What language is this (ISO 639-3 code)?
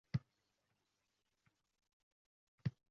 uzb